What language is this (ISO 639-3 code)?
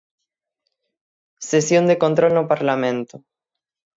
glg